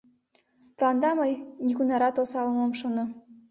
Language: Mari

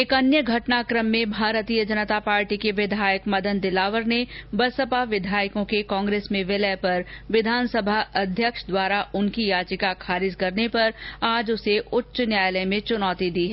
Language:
Hindi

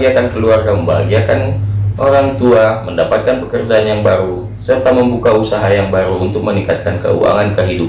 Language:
Indonesian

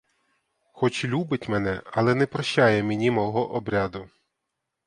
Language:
Ukrainian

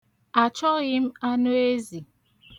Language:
Igbo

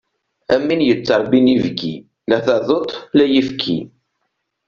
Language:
Kabyle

